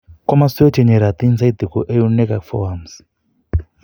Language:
Kalenjin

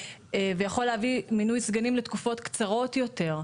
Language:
Hebrew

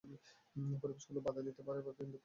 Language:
Bangla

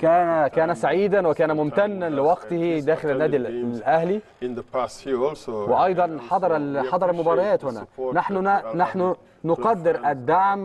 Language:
Arabic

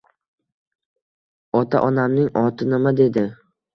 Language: Uzbek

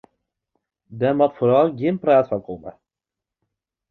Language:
Western Frisian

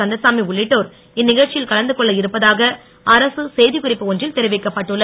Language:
Tamil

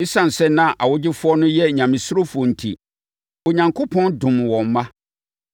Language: Akan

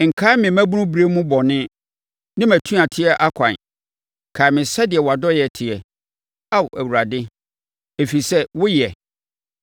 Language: Akan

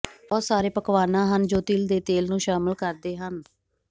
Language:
Punjabi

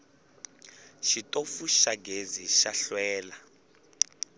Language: Tsonga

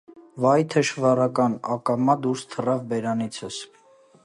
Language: Armenian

